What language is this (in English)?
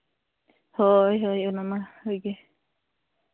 Santali